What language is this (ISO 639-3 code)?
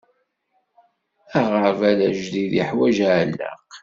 kab